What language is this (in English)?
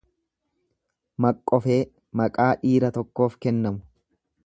Oromo